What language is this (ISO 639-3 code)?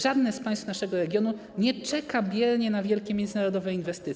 pol